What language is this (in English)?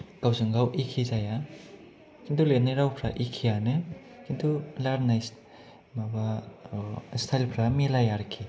Bodo